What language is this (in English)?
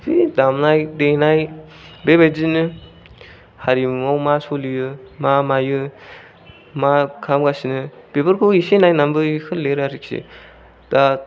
Bodo